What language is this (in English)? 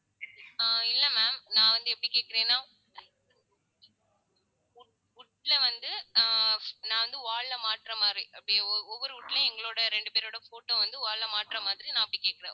Tamil